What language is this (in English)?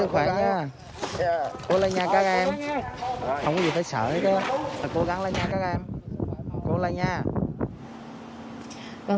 Vietnamese